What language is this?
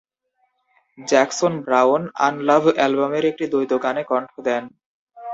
Bangla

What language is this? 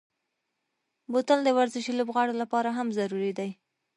Pashto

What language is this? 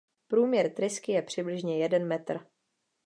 Czech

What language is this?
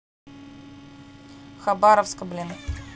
Russian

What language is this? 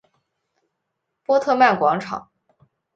Chinese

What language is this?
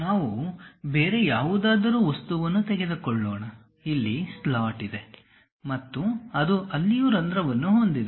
Kannada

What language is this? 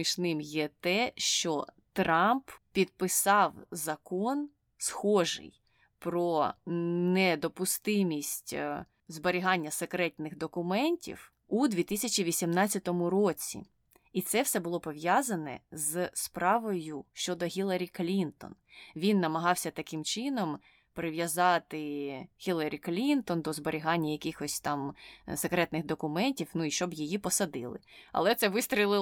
Ukrainian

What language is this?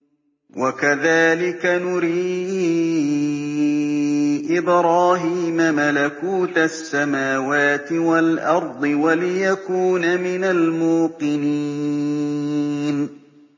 Arabic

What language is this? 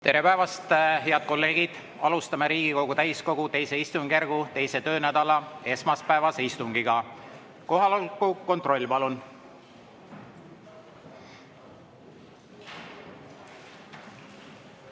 Estonian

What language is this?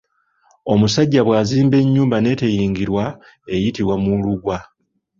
Ganda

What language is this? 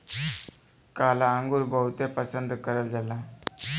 Bhojpuri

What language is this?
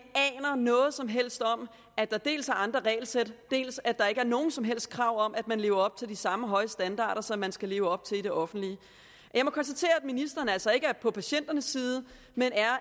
Danish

